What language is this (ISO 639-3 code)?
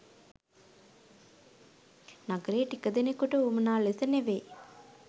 sin